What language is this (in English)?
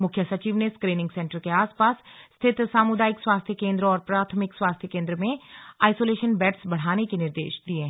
Hindi